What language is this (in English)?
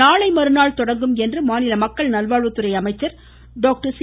Tamil